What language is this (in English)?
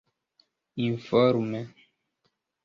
Esperanto